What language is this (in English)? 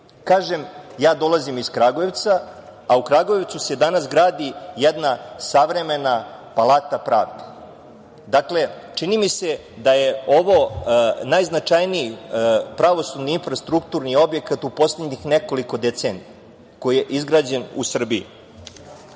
Serbian